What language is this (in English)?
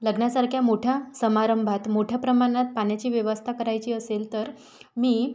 Marathi